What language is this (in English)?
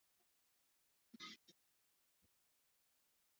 Swahili